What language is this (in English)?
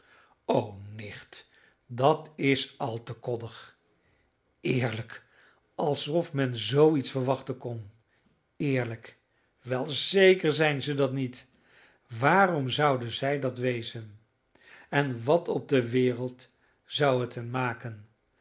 Dutch